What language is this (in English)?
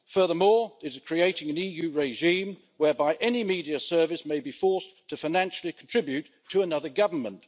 English